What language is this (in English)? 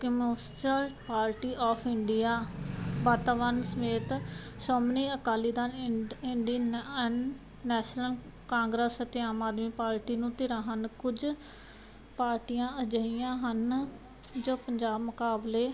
Punjabi